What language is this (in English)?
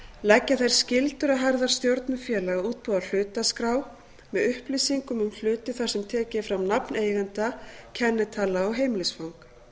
Icelandic